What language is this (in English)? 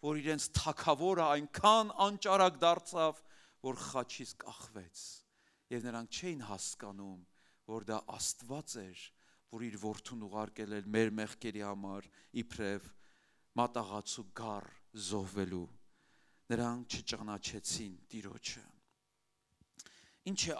Turkish